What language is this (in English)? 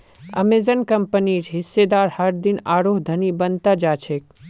Magahi